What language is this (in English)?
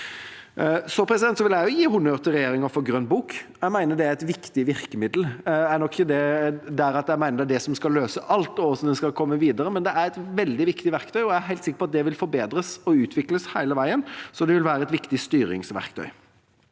Norwegian